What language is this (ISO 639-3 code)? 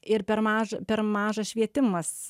lit